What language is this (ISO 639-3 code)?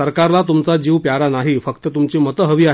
mar